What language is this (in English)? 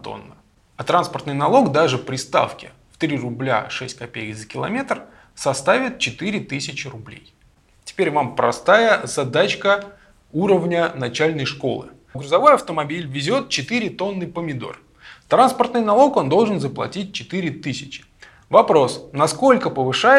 Russian